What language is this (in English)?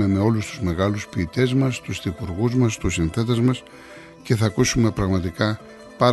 Greek